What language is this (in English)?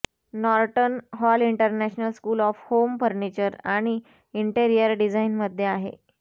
Marathi